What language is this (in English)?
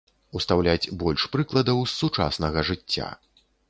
Belarusian